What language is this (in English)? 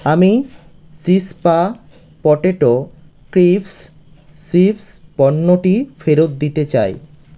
Bangla